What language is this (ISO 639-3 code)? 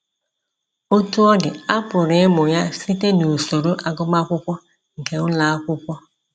ibo